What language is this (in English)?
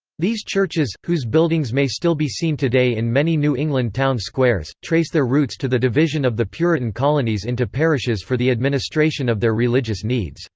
English